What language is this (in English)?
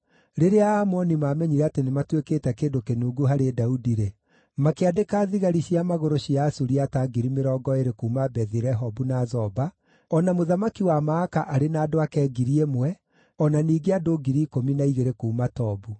Kikuyu